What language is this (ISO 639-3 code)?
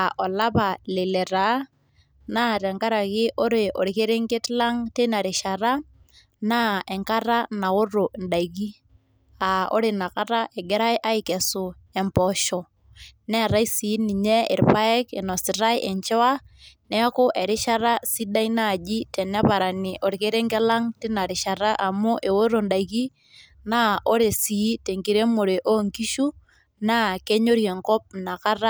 mas